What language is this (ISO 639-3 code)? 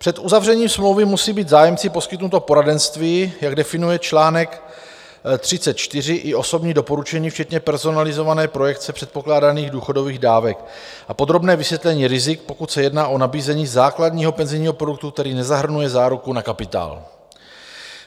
ces